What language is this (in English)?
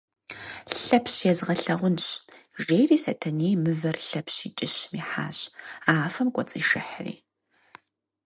Kabardian